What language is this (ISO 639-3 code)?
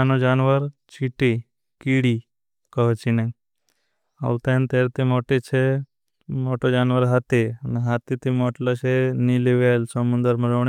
bhb